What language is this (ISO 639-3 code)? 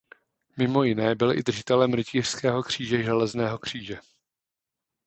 ces